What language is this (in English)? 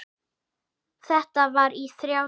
Icelandic